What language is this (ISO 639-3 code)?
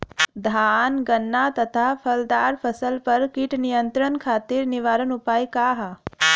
bho